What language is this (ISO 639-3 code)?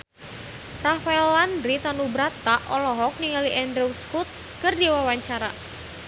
sun